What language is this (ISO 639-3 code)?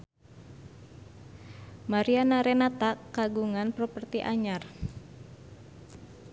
sun